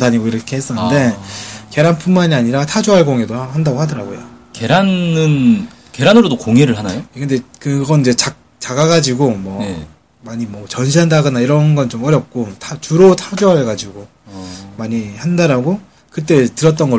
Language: Korean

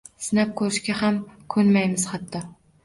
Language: Uzbek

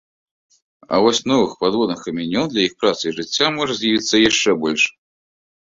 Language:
Belarusian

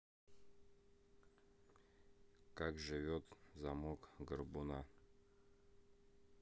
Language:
Russian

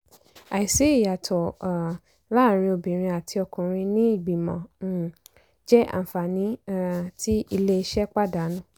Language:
Yoruba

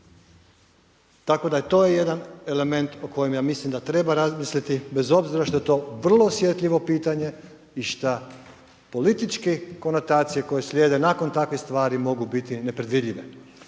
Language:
Croatian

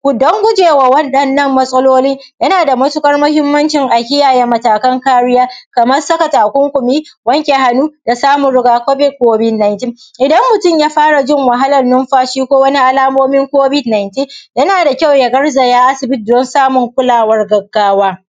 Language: Hausa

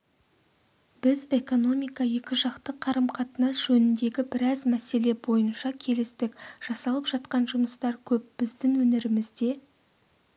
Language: Kazakh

